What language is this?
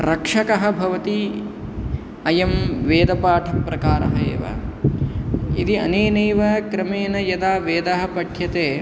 Sanskrit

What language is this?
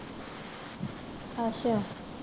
Punjabi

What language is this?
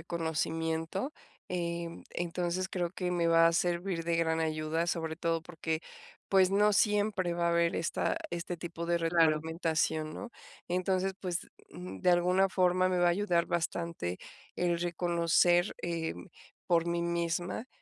Spanish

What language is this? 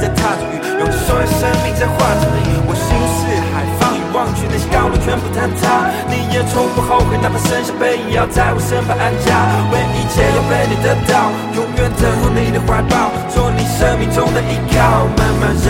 Chinese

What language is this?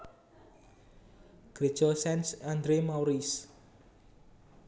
Javanese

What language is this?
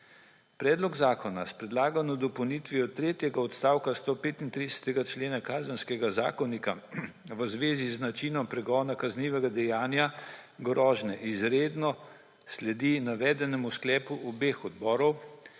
Slovenian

